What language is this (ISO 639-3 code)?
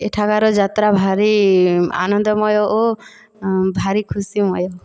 ori